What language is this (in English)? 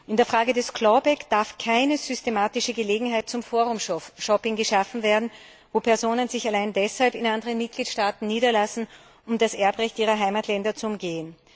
German